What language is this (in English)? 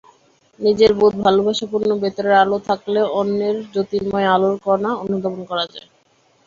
Bangla